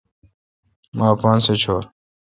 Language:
Kalkoti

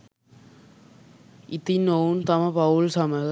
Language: Sinhala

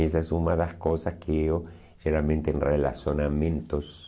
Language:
Portuguese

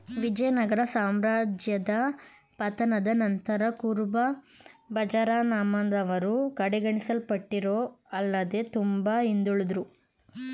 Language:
Kannada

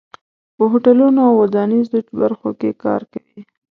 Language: Pashto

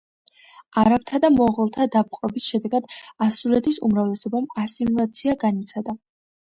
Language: Georgian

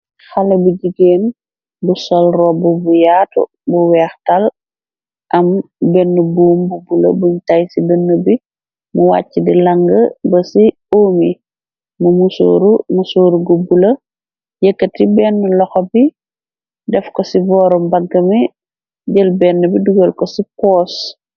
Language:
Wolof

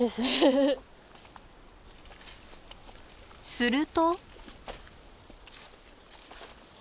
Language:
Japanese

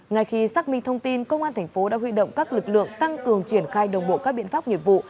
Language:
Vietnamese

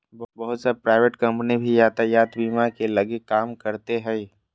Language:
Magahi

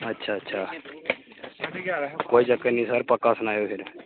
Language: Dogri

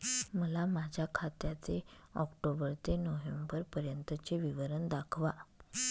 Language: Marathi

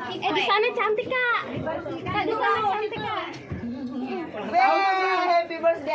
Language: Indonesian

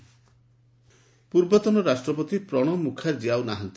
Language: Odia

